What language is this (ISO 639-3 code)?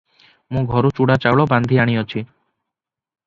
ori